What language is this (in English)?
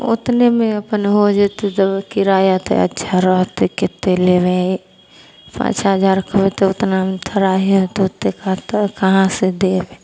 Maithili